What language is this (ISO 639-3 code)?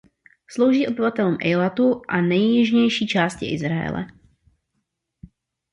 ces